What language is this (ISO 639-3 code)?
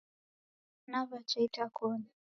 dav